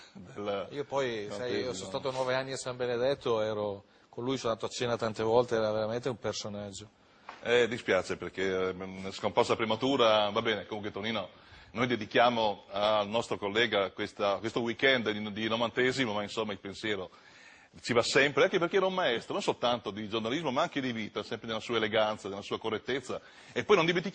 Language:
Italian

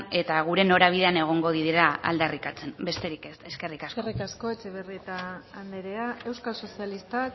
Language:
Basque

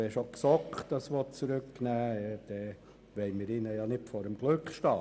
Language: Swiss German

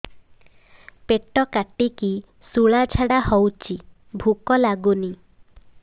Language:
Odia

